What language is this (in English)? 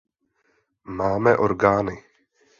Czech